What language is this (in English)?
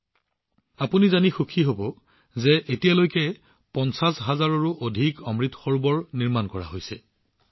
Assamese